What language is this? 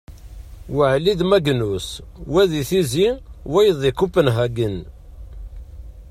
Kabyle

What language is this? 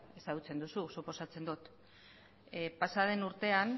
Basque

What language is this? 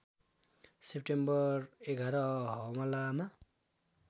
Nepali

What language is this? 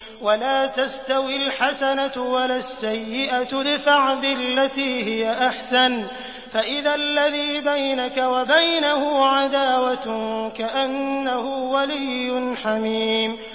Arabic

